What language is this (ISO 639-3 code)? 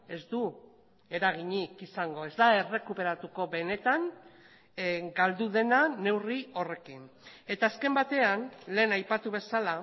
eus